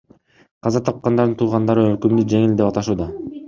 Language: Kyrgyz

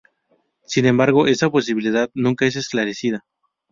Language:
Spanish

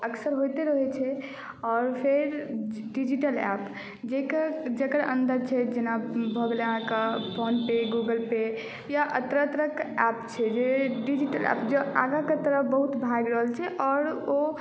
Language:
Maithili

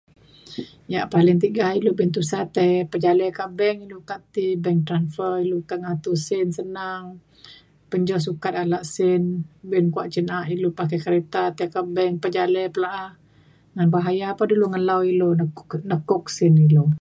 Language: Mainstream Kenyah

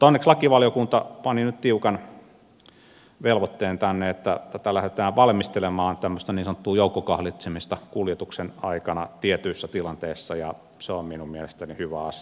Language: Finnish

